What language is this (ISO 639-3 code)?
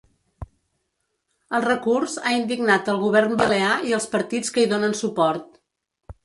cat